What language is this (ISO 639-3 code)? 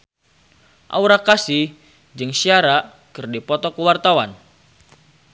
sun